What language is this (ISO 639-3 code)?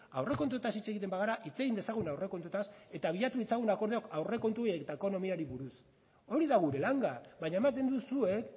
eus